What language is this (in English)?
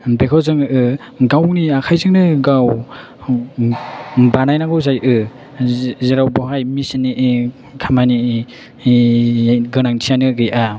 Bodo